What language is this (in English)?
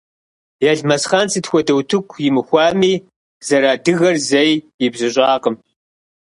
Kabardian